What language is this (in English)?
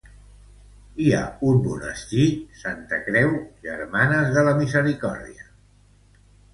Catalan